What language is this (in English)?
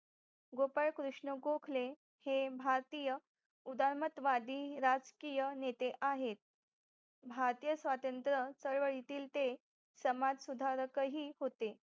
Marathi